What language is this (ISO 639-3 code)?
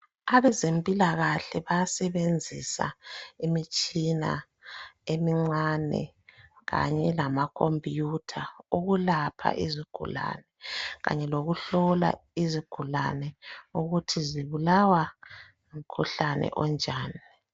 nde